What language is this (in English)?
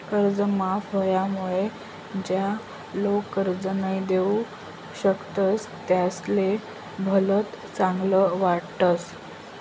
Marathi